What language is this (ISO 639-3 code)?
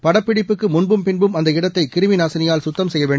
tam